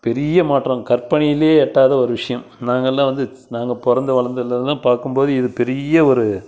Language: Tamil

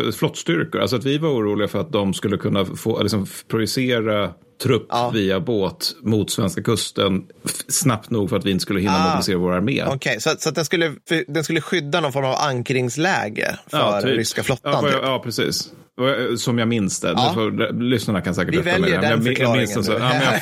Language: Swedish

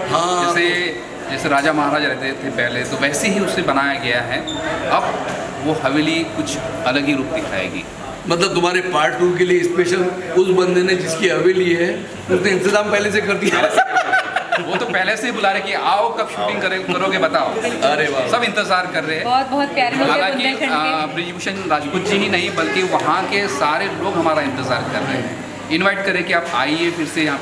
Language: Hindi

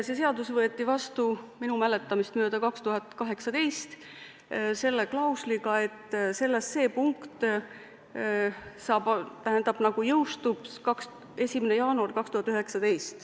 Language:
Estonian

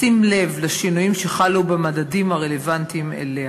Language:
Hebrew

